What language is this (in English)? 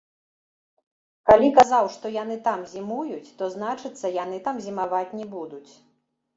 Belarusian